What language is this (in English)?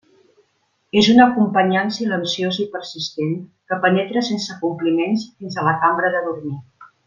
Catalan